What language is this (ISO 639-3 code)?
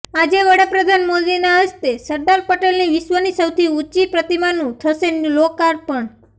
guj